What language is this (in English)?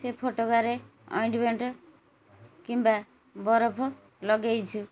Odia